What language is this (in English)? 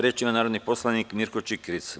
Serbian